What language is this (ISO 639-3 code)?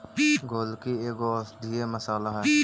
mag